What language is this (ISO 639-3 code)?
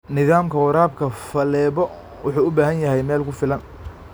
som